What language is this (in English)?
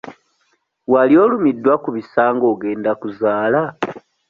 Ganda